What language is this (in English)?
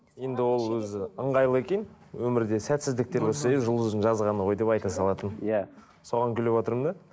Kazakh